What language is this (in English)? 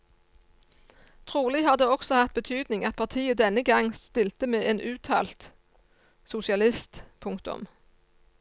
Norwegian